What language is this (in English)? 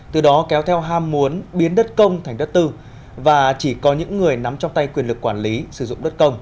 Vietnamese